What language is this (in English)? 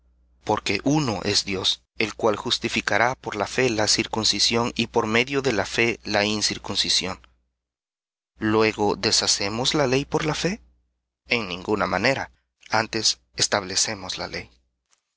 Spanish